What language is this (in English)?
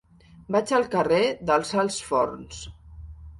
Catalan